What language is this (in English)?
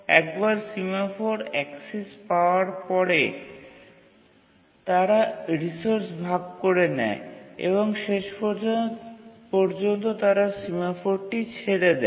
Bangla